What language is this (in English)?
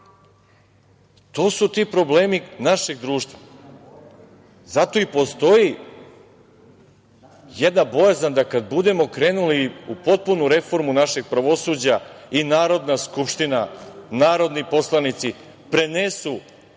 Serbian